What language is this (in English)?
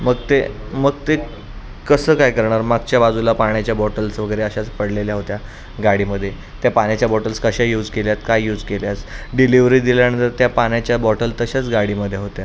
Marathi